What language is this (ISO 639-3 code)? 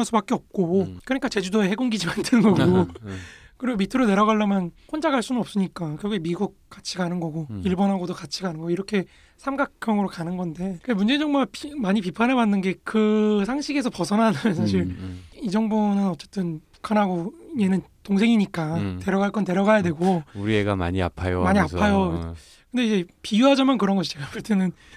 kor